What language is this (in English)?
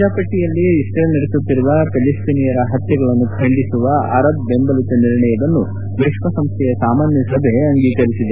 Kannada